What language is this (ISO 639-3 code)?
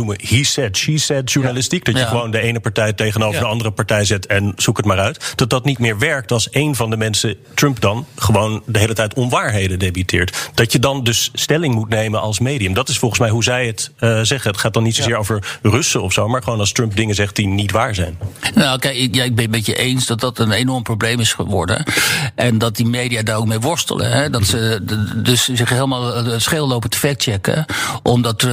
nld